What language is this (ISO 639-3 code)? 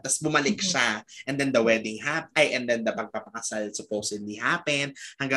fil